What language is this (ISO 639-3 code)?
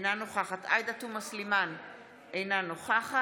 heb